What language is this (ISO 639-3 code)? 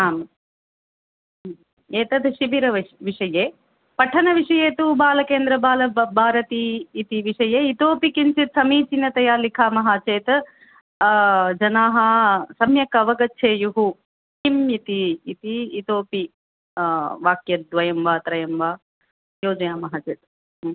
san